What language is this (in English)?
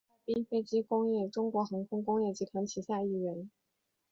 Chinese